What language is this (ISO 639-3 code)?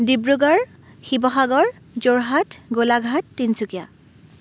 asm